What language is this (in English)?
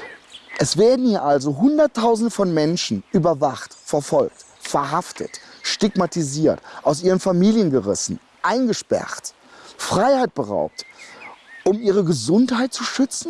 German